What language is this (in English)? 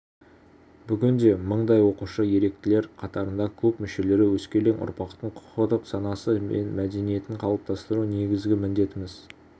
Kazakh